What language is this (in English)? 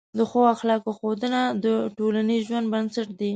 Pashto